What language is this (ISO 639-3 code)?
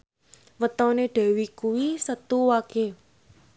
jav